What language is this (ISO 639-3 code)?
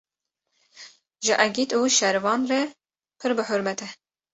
kur